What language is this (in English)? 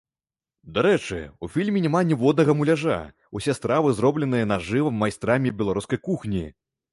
Belarusian